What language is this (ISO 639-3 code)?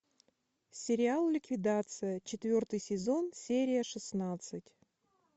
rus